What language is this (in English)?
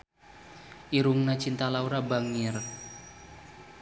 Sundanese